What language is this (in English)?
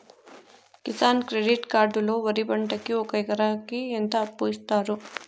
Telugu